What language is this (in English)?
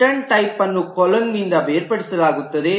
Kannada